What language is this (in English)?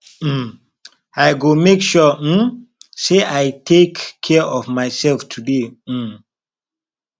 Nigerian Pidgin